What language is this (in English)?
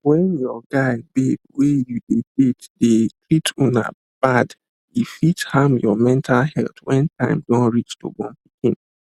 Nigerian Pidgin